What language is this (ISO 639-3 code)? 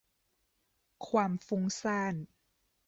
tha